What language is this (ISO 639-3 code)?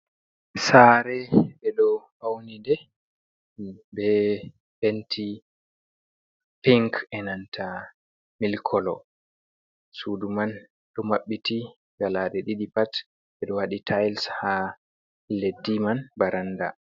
ful